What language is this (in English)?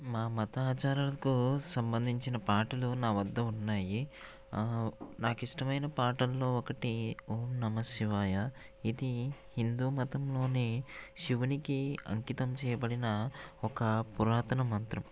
Telugu